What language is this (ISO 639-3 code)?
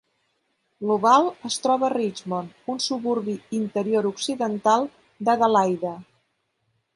cat